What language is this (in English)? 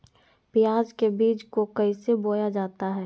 Magahi